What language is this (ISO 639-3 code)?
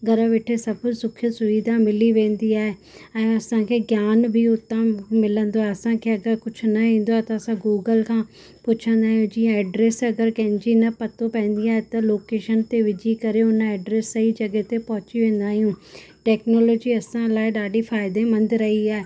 snd